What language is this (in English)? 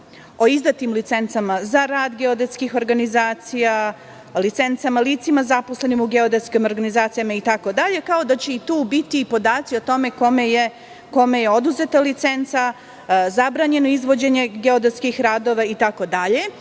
Serbian